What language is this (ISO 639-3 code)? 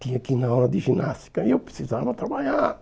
por